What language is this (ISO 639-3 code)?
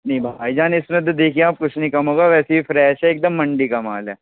urd